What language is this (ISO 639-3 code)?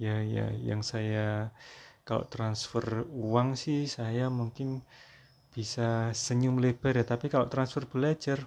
ind